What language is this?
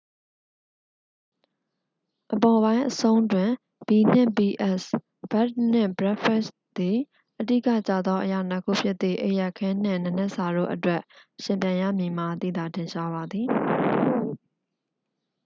Burmese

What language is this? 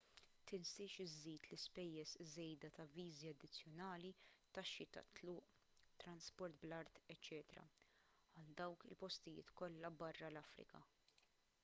Maltese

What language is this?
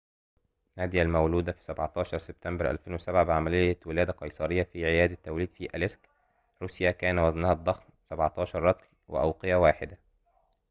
Arabic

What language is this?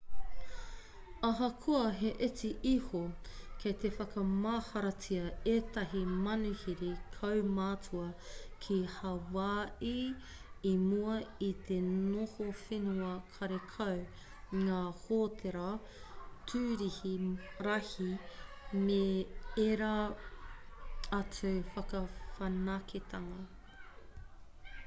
Māori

